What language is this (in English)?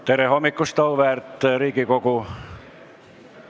Estonian